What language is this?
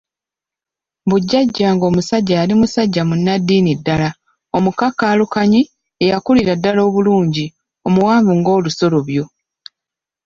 Ganda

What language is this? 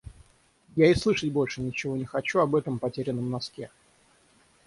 Russian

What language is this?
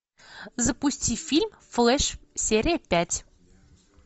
Russian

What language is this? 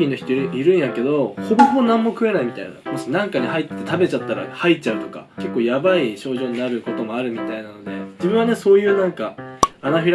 Japanese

